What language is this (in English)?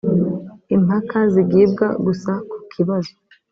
Kinyarwanda